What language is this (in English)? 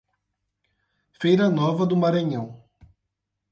Portuguese